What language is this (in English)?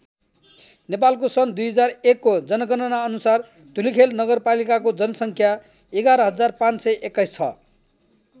Nepali